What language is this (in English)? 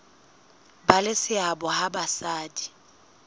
Southern Sotho